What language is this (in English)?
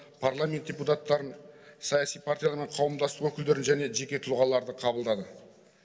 Kazakh